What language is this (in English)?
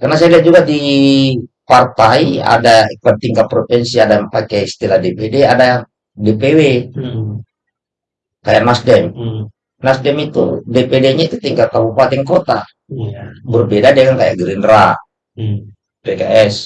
Indonesian